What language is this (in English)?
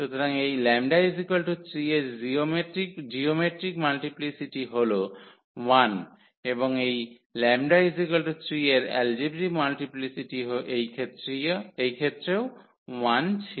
Bangla